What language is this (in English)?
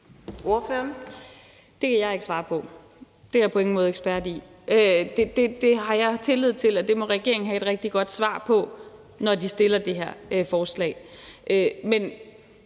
Danish